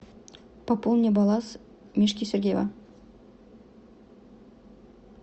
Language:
Russian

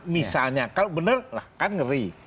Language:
Indonesian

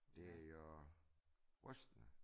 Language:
Danish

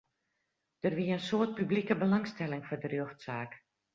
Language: Western Frisian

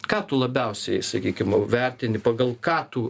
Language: Lithuanian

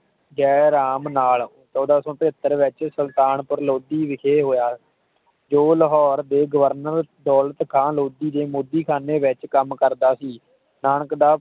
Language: Punjabi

